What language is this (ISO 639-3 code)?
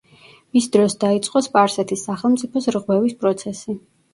kat